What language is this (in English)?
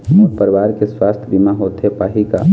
Chhattisgarhi